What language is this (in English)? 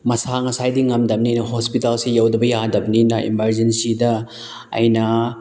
Manipuri